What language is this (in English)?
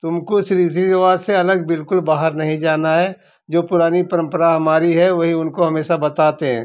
Hindi